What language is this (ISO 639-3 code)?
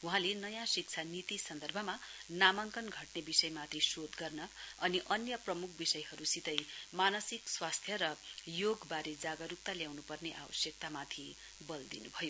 nep